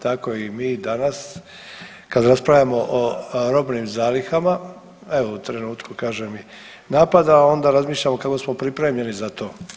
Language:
Croatian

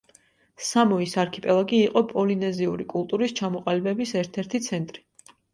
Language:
Georgian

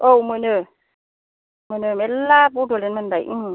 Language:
Bodo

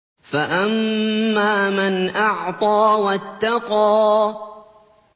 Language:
Arabic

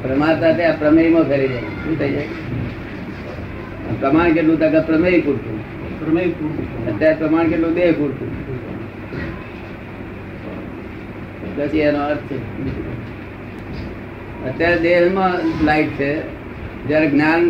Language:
Gujarati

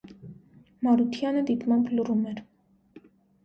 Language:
Armenian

